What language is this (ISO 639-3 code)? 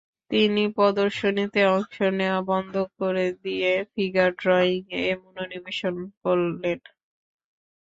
ben